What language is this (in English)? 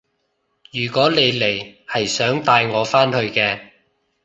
Cantonese